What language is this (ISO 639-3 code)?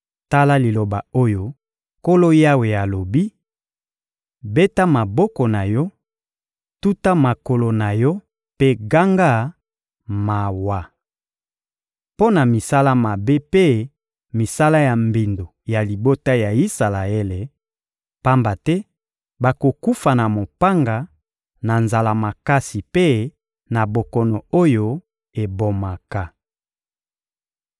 lin